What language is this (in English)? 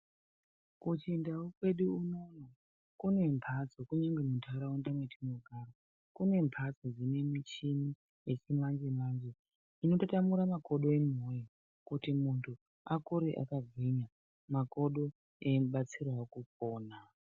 Ndau